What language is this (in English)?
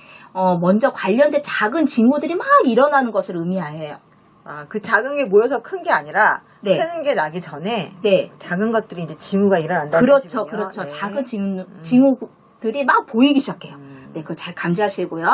Korean